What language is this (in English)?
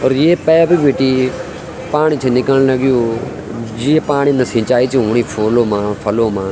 Garhwali